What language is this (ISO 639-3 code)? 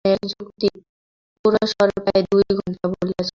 ben